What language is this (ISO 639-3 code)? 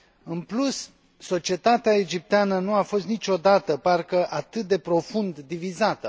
ron